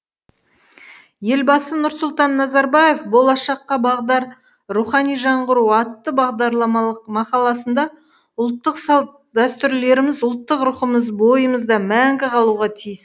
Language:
Kazakh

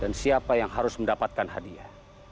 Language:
Indonesian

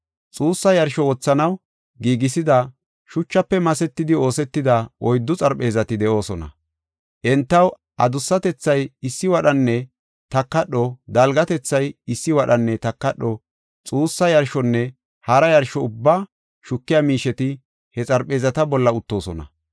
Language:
Gofa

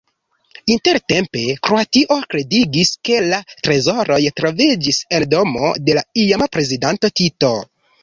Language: Esperanto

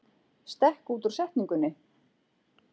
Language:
Icelandic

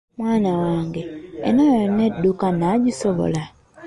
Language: Ganda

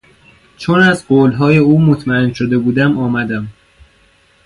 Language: Persian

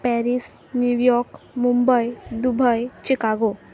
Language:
Konkani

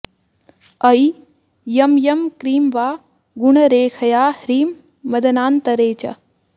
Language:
Sanskrit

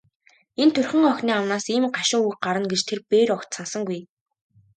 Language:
Mongolian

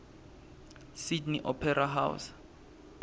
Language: Swati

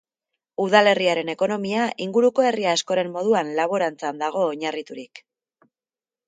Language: Basque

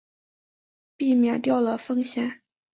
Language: Chinese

